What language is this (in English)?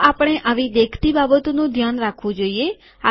Gujarati